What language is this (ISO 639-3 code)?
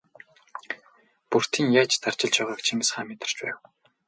mon